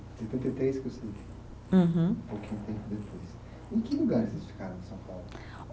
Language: Portuguese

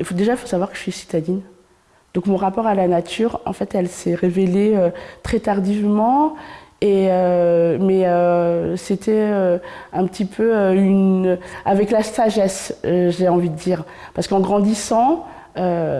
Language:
French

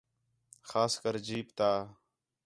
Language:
Khetrani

